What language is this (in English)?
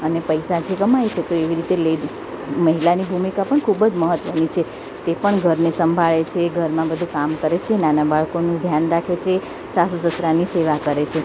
Gujarati